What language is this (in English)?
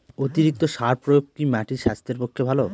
Bangla